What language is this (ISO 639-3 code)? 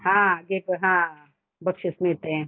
mar